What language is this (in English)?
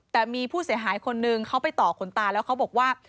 Thai